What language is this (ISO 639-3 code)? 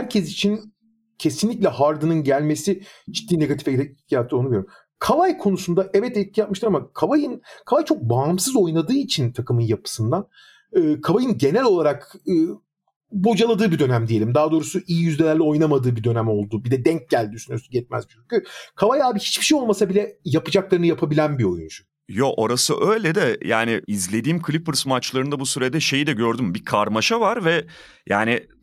tur